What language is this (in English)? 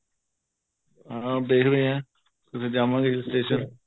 Punjabi